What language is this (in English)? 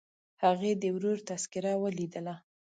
Pashto